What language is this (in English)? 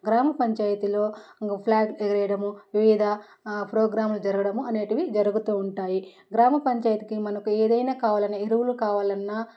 Telugu